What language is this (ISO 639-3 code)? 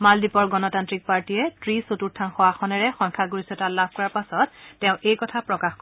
asm